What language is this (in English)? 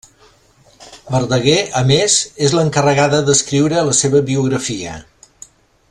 Catalan